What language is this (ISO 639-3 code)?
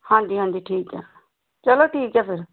pan